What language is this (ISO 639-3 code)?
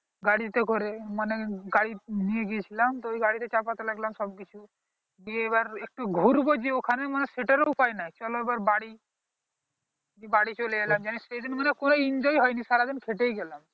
ben